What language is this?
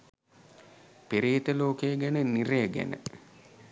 Sinhala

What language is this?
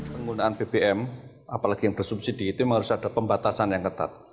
Indonesian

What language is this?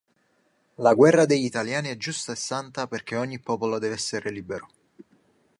Italian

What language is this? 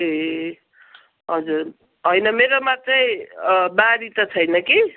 Nepali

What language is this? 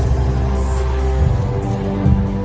Thai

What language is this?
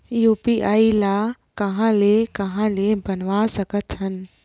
Chhattisgarhi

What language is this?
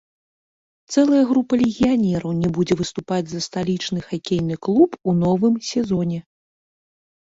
Belarusian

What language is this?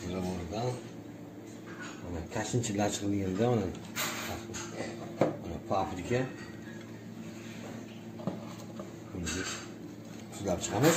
Turkish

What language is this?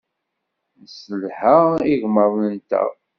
Kabyle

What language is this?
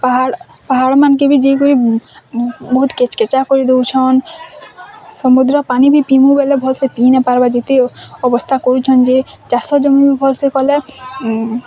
Odia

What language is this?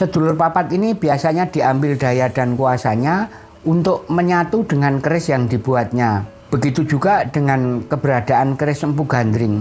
Indonesian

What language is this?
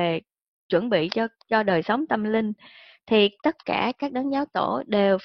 Vietnamese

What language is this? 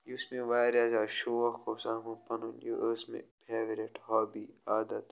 Kashmiri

